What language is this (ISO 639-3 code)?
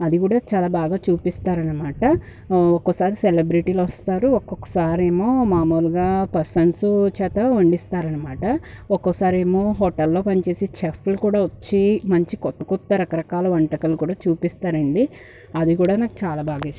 tel